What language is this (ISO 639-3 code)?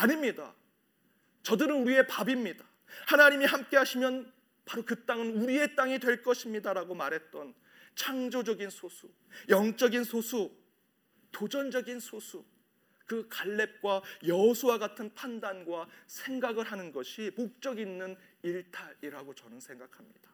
kor